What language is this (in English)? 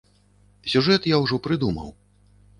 Belarusian